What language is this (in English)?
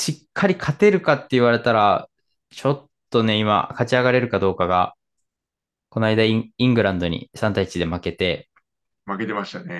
Japanese